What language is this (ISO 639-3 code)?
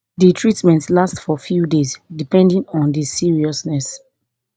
pcm